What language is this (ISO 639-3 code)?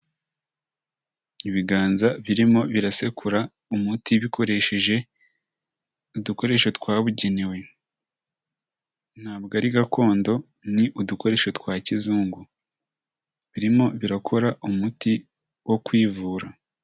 kin